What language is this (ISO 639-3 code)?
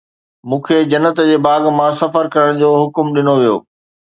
snd